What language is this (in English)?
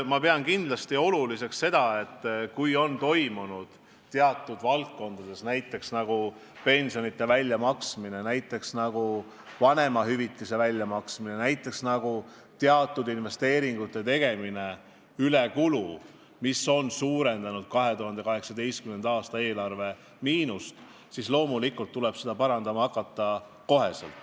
Estonian